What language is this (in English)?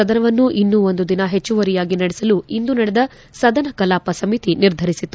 Kannada